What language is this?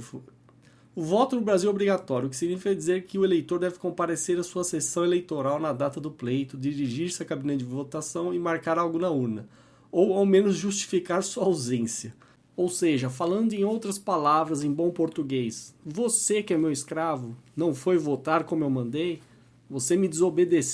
Portuguese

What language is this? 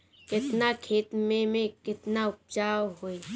Bhojpuri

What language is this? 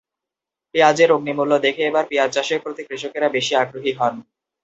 Bangla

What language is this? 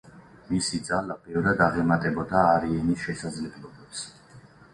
Georgian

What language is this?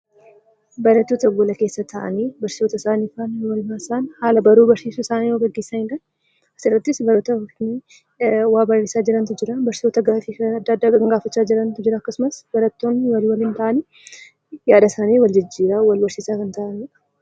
Oromo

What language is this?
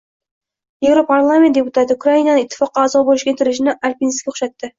Uzbek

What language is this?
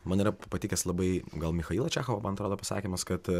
Lithuanian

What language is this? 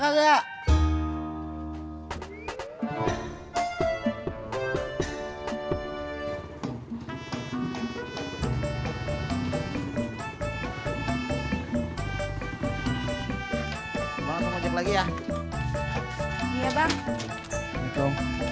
Indonesian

